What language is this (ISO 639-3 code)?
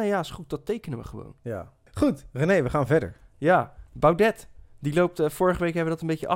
nld